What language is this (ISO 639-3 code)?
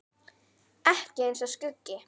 isl